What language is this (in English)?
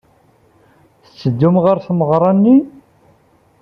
Kabyle